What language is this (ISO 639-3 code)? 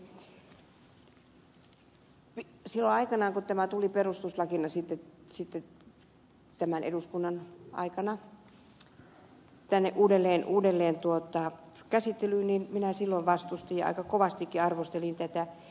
fin